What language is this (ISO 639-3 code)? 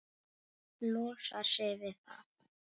isl